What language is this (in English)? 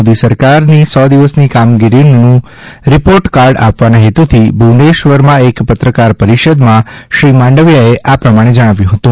Gujarati